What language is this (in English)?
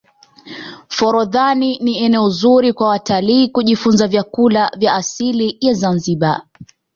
Swahili